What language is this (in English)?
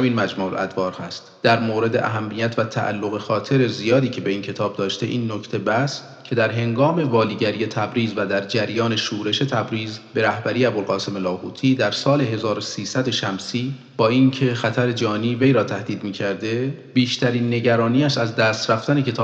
Persian